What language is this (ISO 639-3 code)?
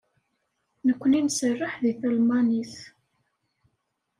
kab